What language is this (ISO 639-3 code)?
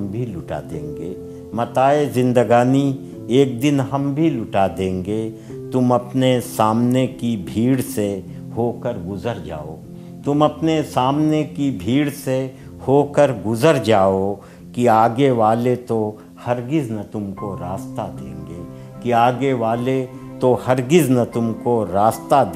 urd